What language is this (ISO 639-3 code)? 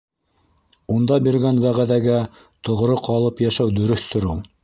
bak